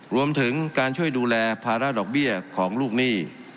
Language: Thai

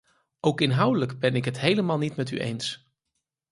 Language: Dutch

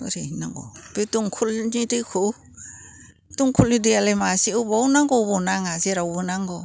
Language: Bodo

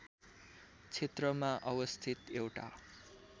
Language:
Nepali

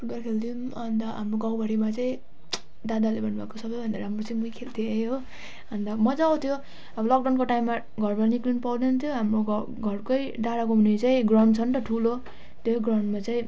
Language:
Nepali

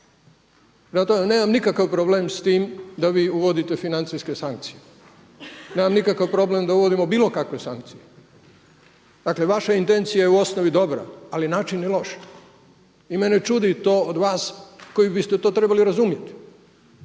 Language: Croatian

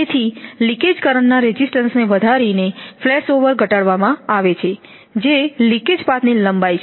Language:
Gujarati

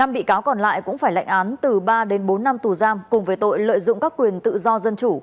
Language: Vietnamese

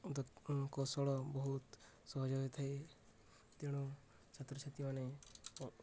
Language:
Odia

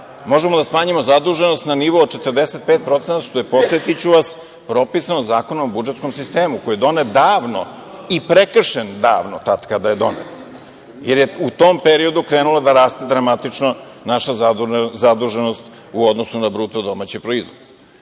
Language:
Serbian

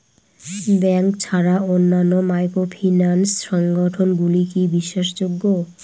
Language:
Bangla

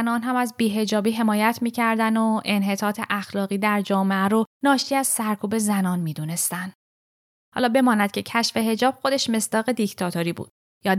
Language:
Persian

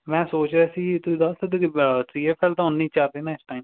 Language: Punjabi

